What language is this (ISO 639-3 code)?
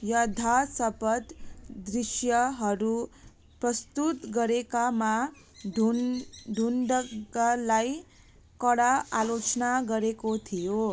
nep